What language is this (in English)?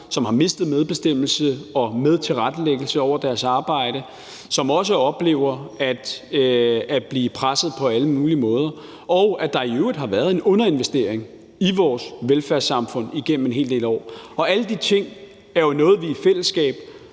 Danish